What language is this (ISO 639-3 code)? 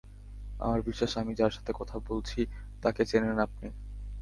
ben